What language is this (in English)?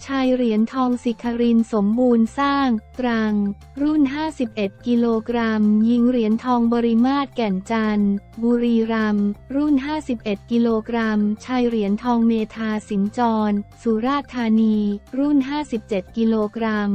Thai